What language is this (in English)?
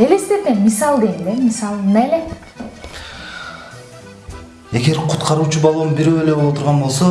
Turkish